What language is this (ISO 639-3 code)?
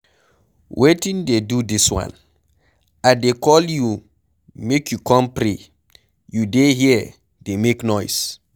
pcm